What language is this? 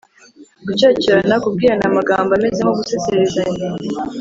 Kinyarwanda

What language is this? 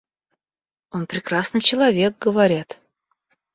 Russian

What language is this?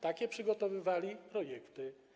Polish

